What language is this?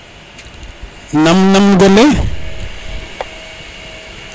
Serer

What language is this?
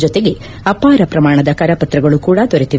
Kannada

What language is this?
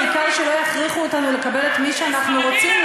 Hebrew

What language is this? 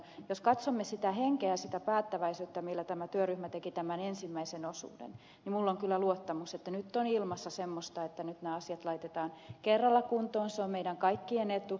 Finnish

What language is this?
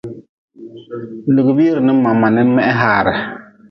Nawdm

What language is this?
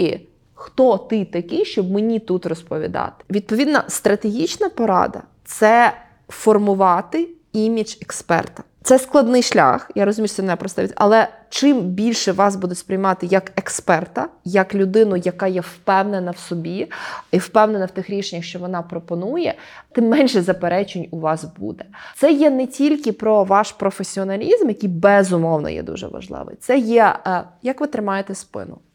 Ukrainian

